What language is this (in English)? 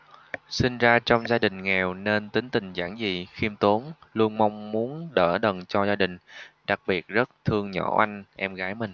Vietnamese